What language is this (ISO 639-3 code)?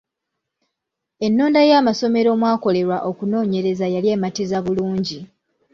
lug